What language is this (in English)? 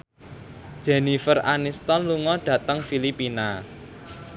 Javanese